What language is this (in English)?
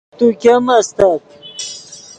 Yidgha